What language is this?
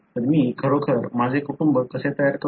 Marathi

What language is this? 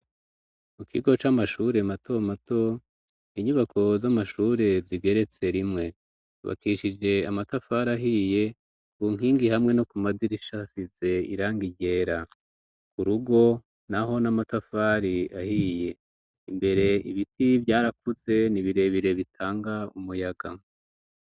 Rundi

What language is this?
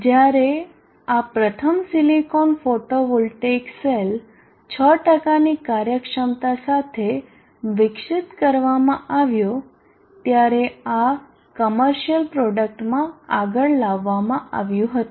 Gujarati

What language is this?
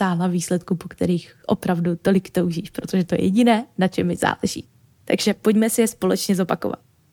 Czech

